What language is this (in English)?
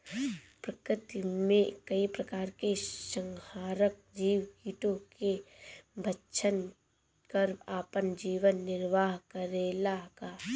Bhojpuri